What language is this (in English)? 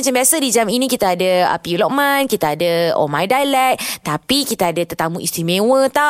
Malay